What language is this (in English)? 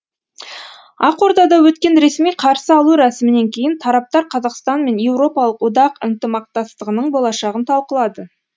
Kazakh